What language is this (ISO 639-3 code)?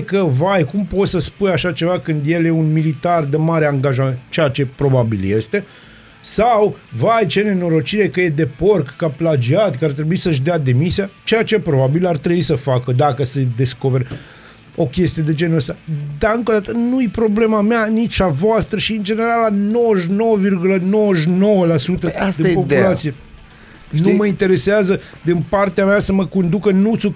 ron